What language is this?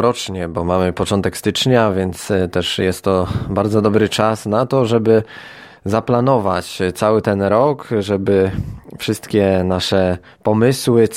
Polish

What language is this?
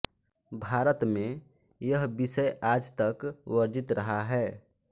Hindi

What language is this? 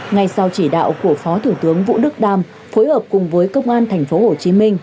Vietnamese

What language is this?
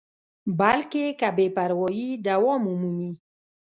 Pashto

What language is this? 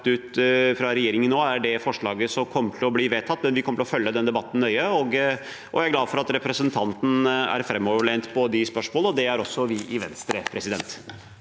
Norwegian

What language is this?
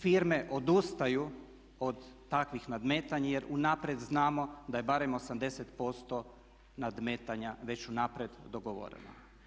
Croatian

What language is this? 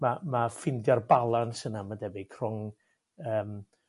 Welsh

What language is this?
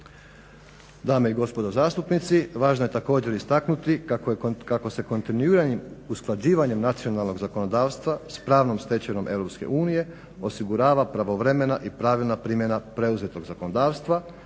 Croatian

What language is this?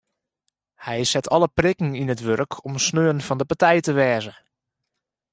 Western Frisian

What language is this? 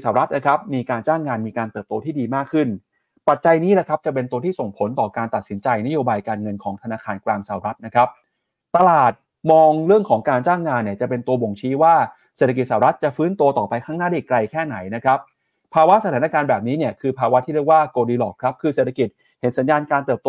Thai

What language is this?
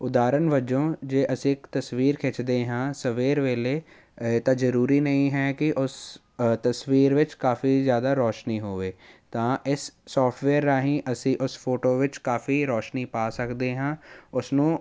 Punjabi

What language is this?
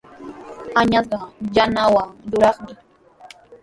Sihuas Ancash Quechua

